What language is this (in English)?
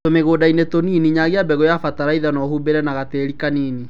Kikuyu